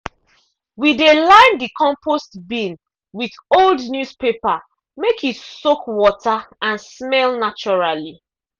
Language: Nigerian Pidgin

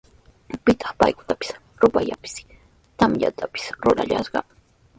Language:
Sihuas Ancash Quechua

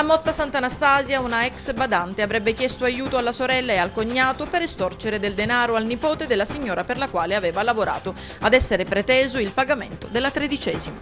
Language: Italian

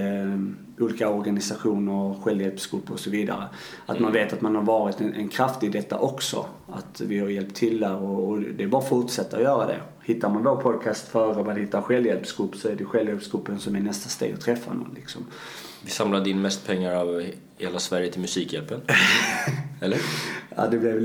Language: Swedish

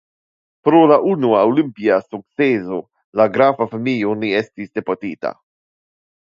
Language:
Esperanto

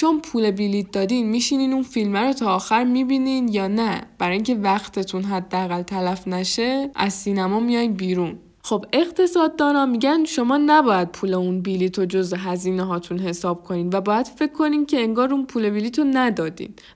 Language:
Persian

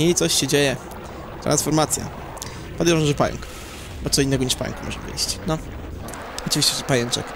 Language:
Polish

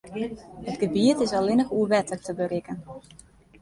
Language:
Western Frisian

